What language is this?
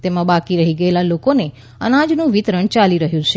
Gujarati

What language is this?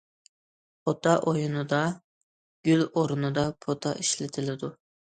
Uyghur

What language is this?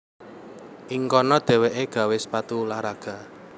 Javanese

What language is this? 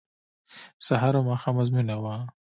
Pashto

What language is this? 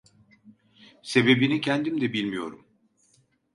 Turkish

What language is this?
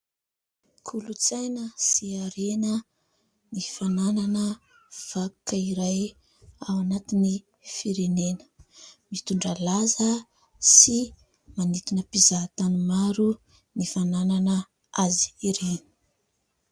Malagasy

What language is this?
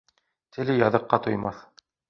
Bashkir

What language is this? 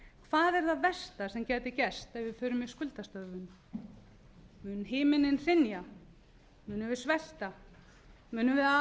Icelandic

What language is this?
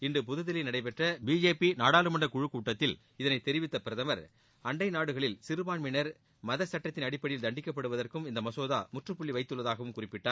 Tamil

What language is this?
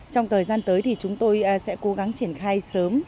Vietnamese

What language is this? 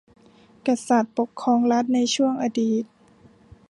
Thai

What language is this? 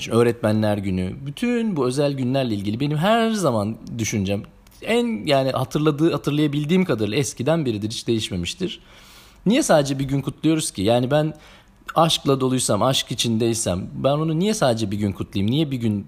Turkish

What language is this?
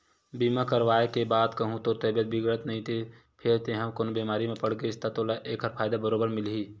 Chhattisgarhi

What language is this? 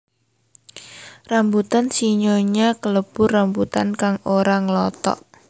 Javanese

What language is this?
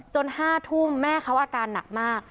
Thai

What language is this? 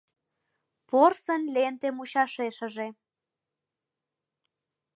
Mari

